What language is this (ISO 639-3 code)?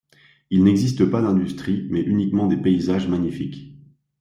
fra